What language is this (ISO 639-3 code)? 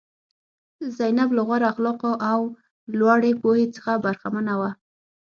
pus